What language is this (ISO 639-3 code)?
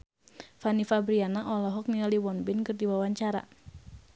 sun